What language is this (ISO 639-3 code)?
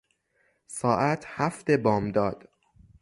fas